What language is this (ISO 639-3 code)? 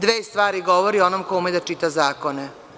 srp